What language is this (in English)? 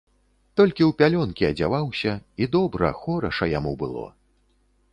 Belarusian